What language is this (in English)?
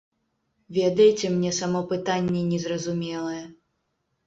Belarusian